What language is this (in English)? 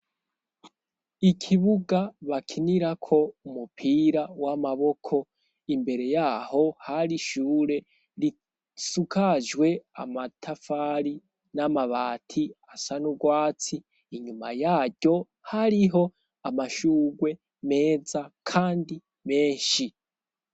Rundi